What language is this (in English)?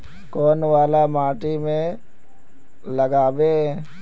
Magahi